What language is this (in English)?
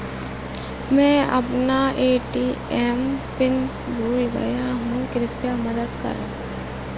Hindi